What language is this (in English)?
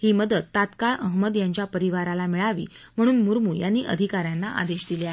Marathi